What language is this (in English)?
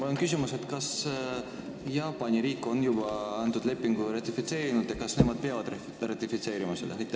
Estonian